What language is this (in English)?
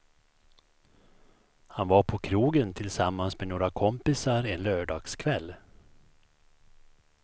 Swedish